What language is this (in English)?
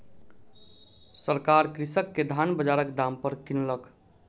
Maithili